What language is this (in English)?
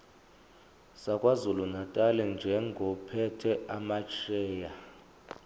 Zulu